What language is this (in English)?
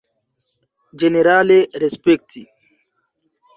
Esperanto